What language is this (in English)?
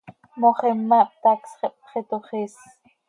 Seri